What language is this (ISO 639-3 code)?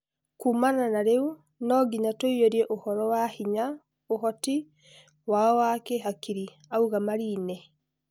kik